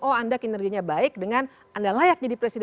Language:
Indonesian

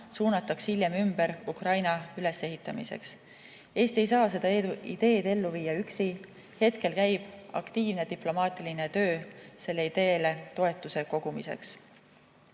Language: Estonian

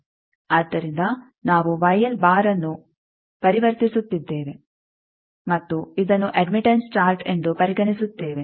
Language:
Kannada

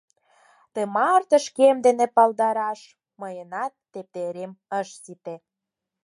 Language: Mari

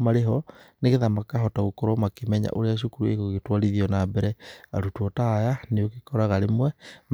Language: Kikuyu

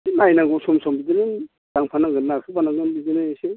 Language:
Bodo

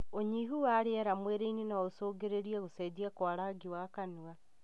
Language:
Kikuyu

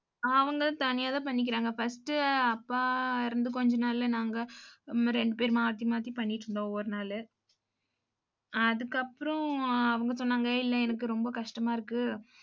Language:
Tamil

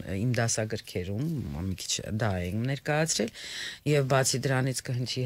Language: Romanian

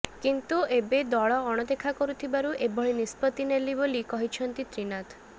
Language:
Odia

